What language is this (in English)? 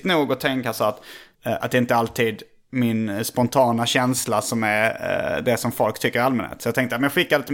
Swedish